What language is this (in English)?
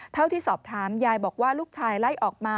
Thai